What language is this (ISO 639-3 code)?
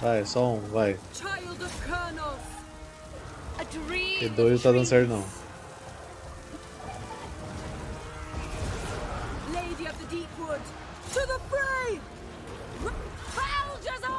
por